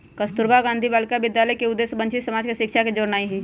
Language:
Magahi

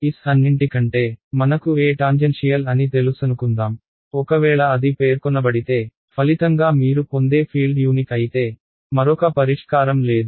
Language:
Telugu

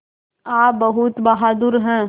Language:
Hindi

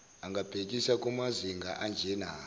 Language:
Zulu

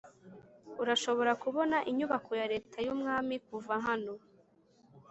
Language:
Kinyarwanda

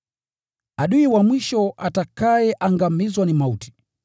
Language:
Swahili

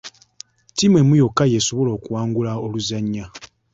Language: Ganda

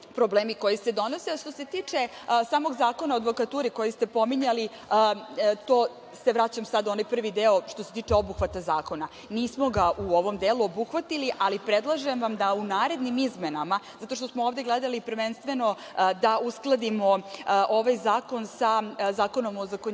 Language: Serbian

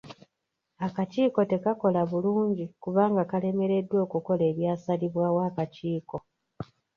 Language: Ganda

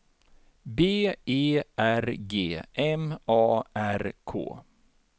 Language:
Swedish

